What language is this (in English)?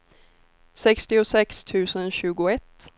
Swedish